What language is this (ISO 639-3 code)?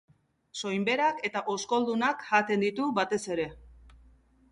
eus